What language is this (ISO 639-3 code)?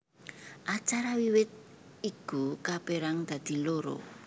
jav